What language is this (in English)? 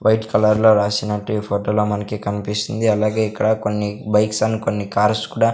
Telugu